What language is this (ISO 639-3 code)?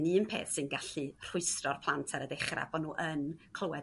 cym